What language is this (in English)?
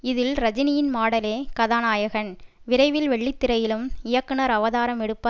Tamil